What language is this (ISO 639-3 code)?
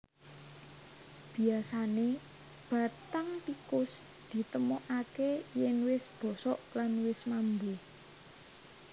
jav